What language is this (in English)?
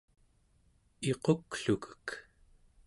Central Yupik